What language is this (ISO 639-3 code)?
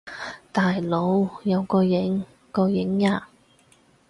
yue